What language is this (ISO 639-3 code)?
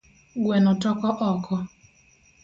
luo